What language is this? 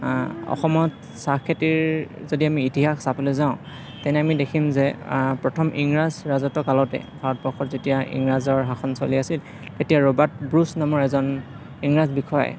Assamese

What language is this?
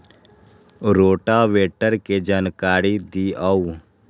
Magahi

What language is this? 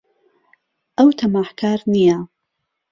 Central Kurdish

